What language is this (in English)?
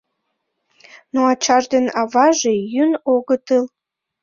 Mari